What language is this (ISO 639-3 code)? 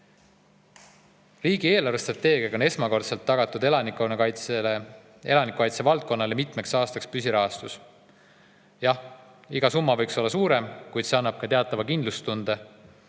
est